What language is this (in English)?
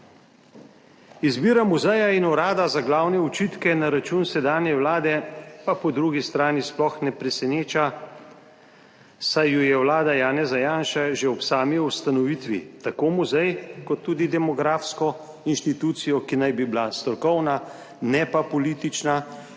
Slovenian